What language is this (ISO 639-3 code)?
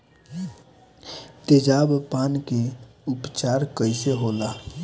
bho